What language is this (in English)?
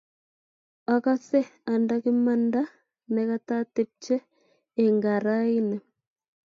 Kalenjin